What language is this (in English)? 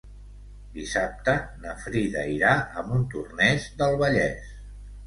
Catalan